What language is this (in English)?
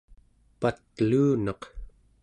Central Yupik